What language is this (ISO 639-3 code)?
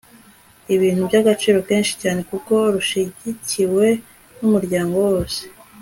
kin